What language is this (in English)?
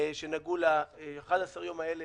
Hebrew